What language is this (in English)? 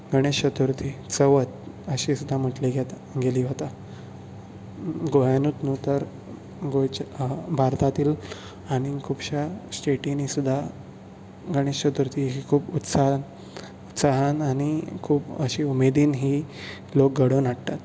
Konkani